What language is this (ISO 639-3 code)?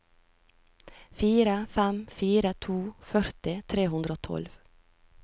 nor